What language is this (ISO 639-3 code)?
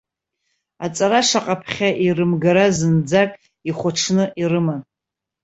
abk